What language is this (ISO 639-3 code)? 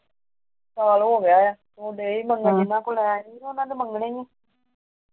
pan